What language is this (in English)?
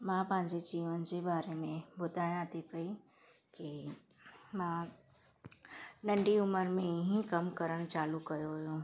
Sindhi